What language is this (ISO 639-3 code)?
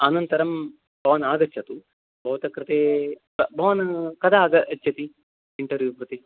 san